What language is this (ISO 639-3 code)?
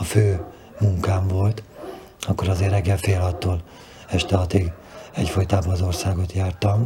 hun